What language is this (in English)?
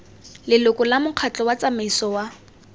Tswana